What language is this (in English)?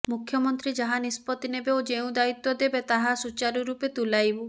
Odia